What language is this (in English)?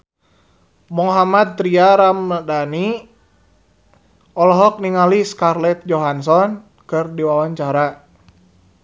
Sundanese